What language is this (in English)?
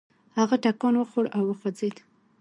Pashto